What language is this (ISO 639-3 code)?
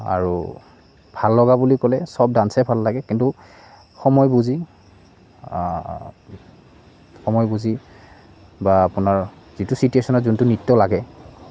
asm